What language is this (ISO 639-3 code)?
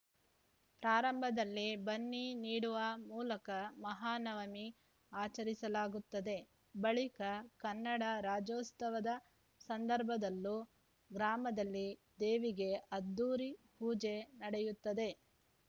kan